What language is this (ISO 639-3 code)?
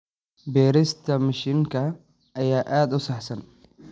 som